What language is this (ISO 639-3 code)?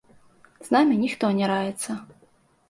bel